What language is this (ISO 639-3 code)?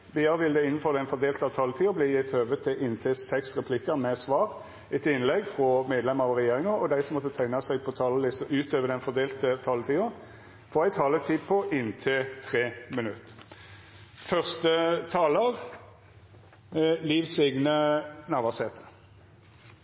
nno